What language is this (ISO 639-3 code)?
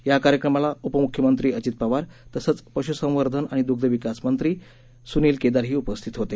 mar